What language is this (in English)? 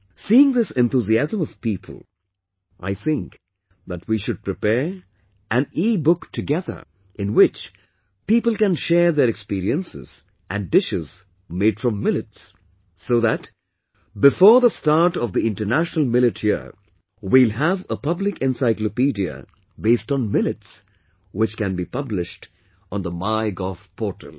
English